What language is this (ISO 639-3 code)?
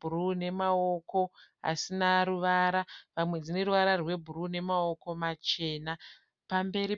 sna